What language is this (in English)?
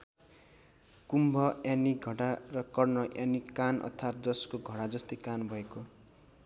Nepali